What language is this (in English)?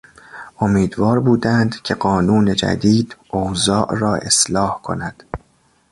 Persian